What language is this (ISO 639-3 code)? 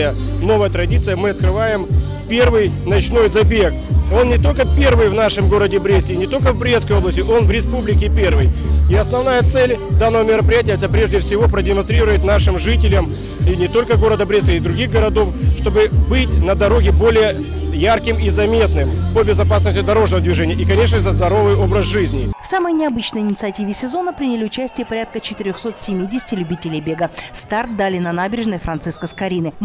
rus